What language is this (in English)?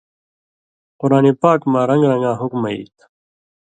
Indus Kohistani